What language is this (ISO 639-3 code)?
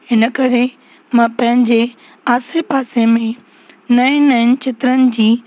snd